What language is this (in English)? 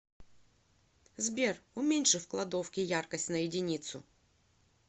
Russian